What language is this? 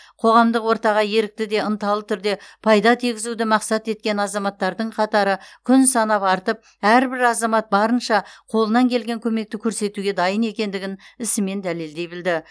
Kazakh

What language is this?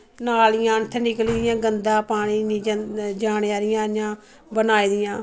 Dogri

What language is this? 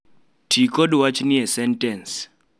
Luo (Kenya and Tanzania)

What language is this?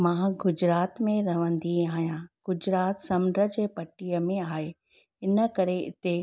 Sindhi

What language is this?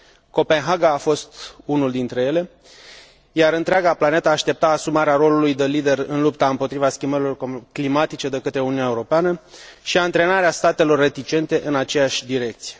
Romanian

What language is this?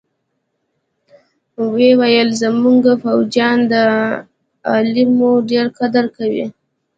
Pashto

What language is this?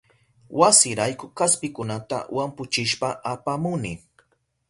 Southern Pastaza Quechua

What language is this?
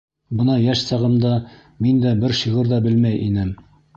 Bashkir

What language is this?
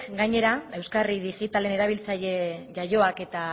Basque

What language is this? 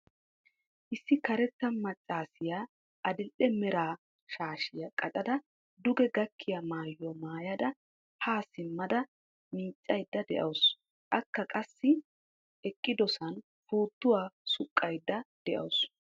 Wolaytta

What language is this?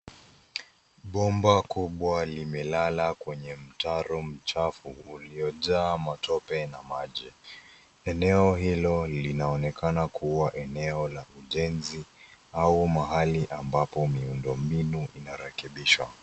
Swahili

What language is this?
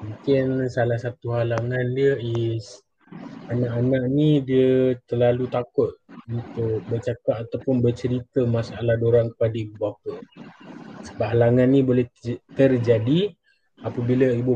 Malay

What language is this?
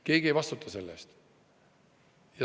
Estonian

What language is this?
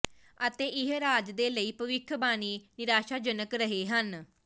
Punjabi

